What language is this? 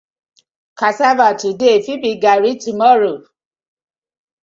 Nigerian Pidgin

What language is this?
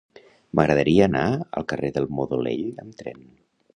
Catalan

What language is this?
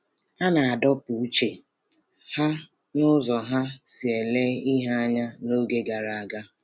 Igbo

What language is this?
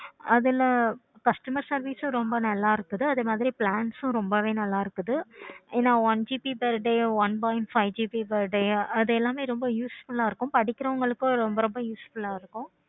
Tamil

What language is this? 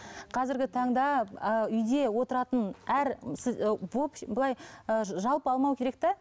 Kazakh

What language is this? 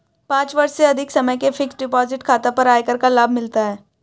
Hindi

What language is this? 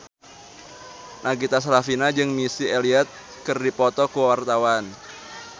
Sundanese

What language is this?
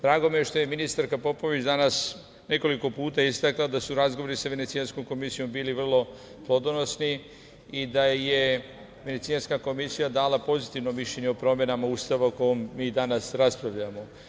Serbian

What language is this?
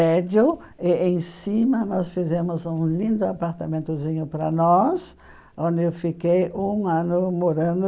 Portuguese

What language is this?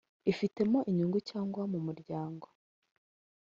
Kinyarwanda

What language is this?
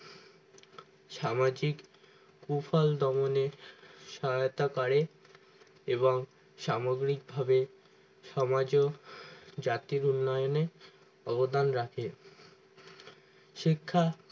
Bangla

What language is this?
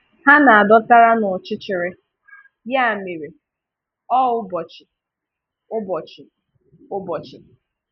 Igbo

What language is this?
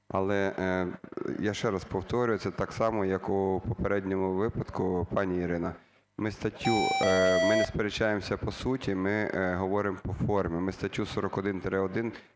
Ukrainian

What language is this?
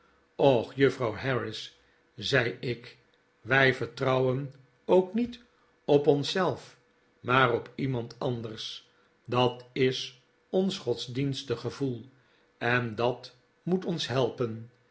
Dutch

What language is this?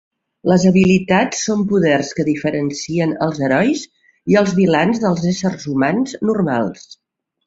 Catalan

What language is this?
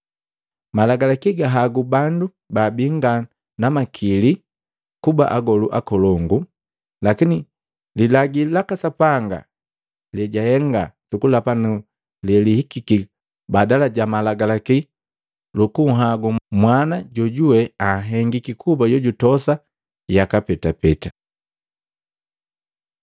Matengo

